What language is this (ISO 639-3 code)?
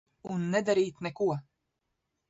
lav